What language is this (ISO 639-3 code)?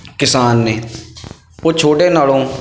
pan